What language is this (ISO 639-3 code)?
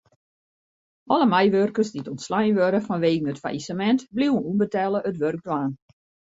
fry